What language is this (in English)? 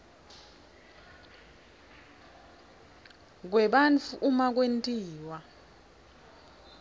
Swati